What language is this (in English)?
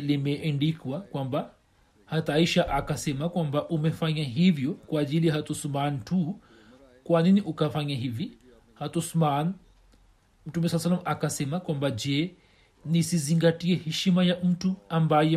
Swahili